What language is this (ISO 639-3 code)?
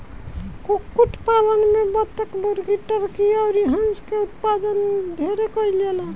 bho